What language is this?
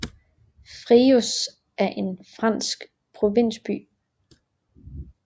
Danish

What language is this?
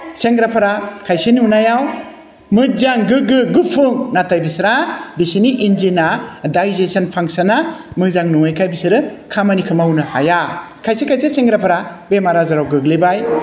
Bodo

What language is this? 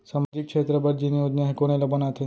Chhattisgarhi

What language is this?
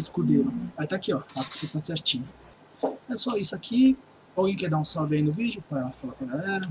Portuguese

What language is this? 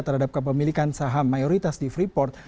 Indonesian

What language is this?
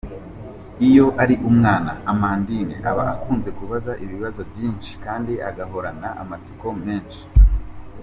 Kinyarwanda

